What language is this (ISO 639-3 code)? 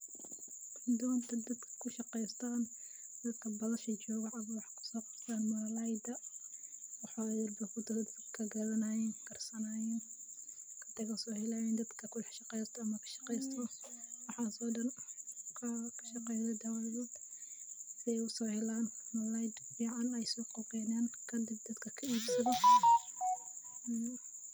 som